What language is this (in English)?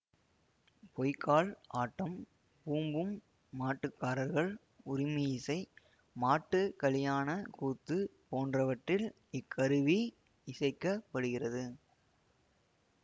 Tamil